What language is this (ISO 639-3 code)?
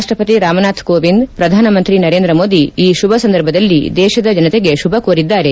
kan